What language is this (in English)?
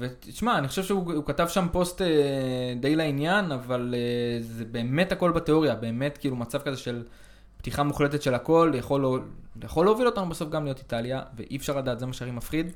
Hebrew